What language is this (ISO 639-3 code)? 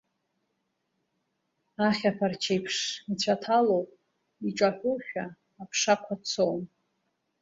abk